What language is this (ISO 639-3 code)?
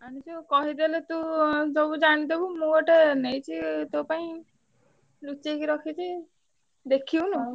ori